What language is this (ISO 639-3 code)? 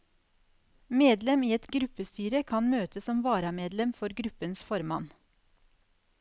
nor